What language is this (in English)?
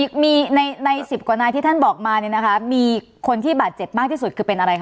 Thai